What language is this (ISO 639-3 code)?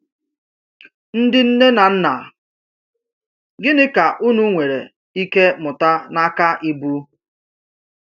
ibo